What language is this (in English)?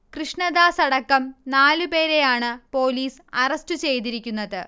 Malayalam